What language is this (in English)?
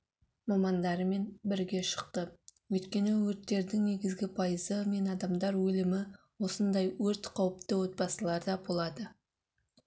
Kazakh